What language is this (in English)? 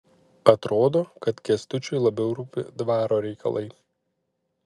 Lithuanian